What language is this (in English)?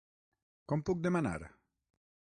Catalan